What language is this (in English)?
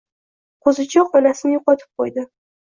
Uzbek